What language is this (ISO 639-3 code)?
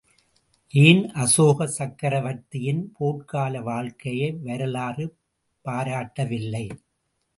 tam